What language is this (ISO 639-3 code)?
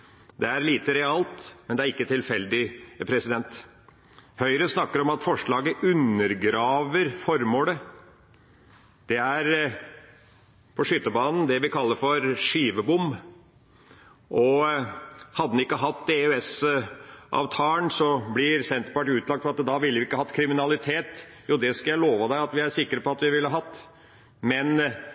nob